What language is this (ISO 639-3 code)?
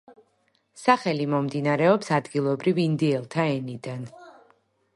kat